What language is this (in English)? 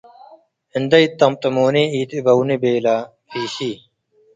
Tigre